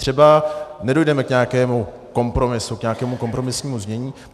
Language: Czech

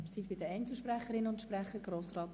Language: Swiss German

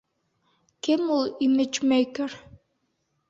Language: Bashkir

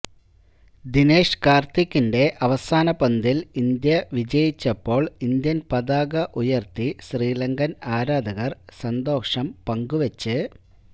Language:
Malayalam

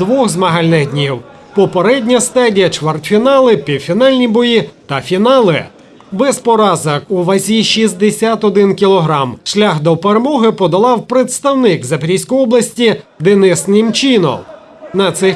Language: Ukrainian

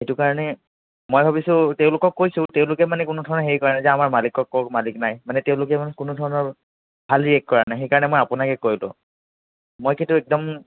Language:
Assamese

